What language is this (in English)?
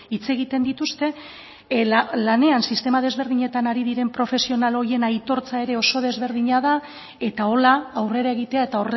Basque